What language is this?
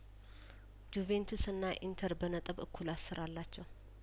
Amharic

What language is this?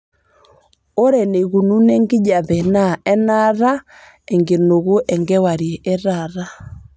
Masai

